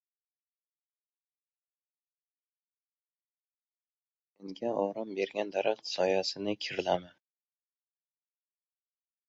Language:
Uzbek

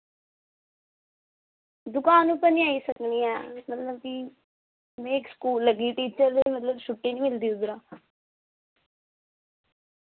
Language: Dogri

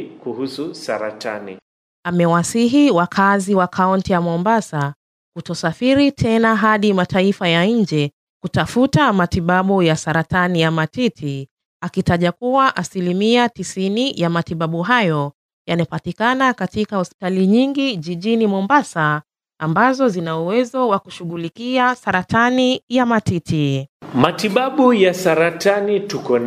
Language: Swahili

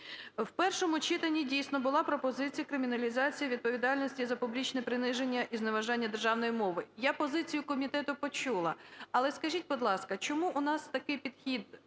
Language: Ukrainian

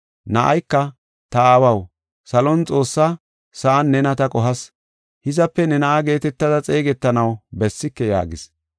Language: Gofa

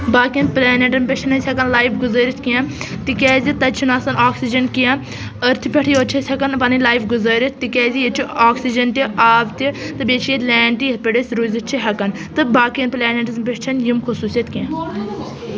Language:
Kashmiri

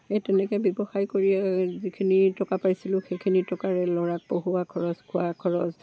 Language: Assamese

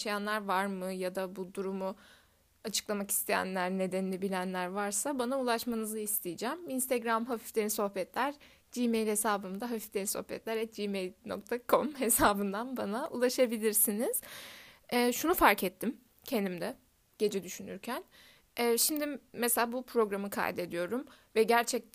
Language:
Turkish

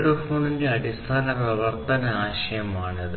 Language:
Malayalam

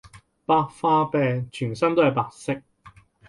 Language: Cantonese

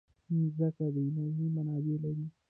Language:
Pashto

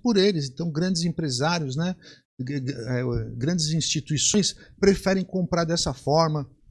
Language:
Portuguese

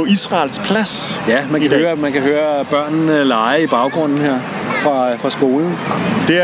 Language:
Danish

